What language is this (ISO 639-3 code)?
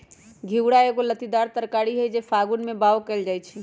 mag